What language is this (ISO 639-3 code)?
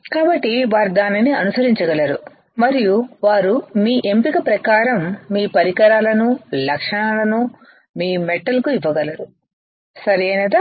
tel